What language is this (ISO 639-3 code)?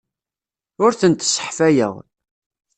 kab